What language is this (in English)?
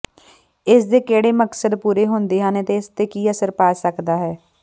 Punjabi